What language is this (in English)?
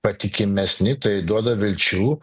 Lithuanian